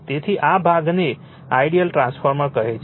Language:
Gujarati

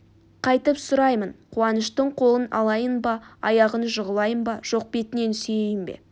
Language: Kazakh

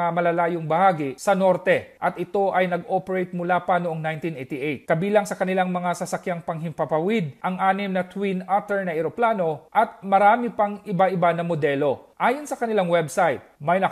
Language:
Filipino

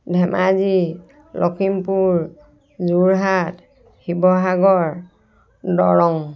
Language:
Assamese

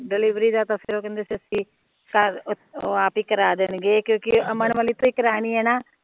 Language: Punjabi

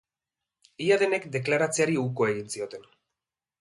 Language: Basque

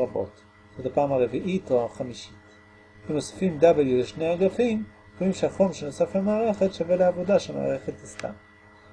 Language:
Hebrew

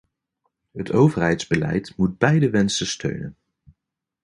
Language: Dutch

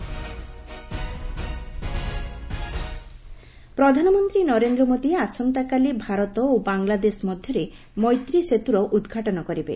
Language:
Odia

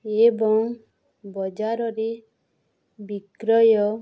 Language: Odia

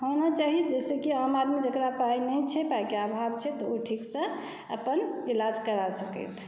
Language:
Maithili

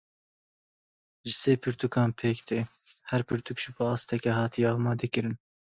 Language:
Kurdish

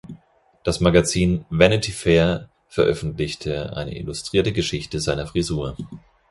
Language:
German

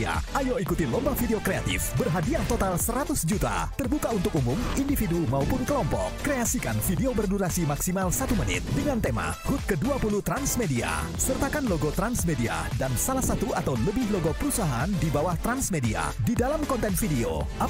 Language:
Indonesian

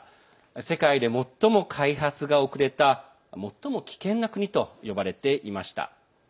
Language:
Japanese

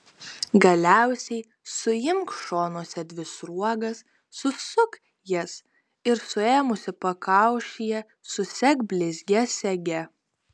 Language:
Lithuanian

